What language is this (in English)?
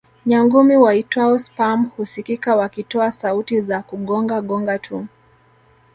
Swahili